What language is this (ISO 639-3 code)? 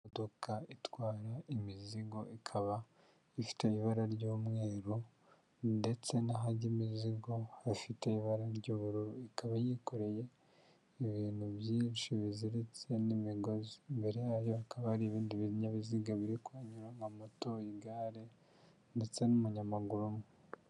kin